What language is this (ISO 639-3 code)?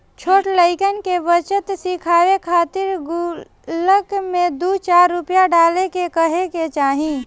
bho